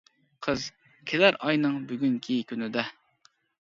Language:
Uyghur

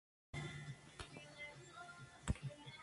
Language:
Spanish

